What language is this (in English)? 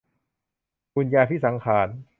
Thai